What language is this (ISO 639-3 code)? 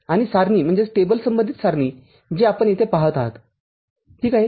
mar